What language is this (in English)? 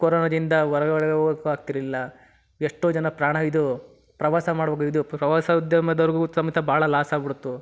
Kannada